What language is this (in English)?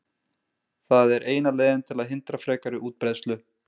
Icelandic